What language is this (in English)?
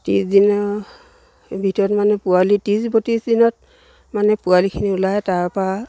Assamese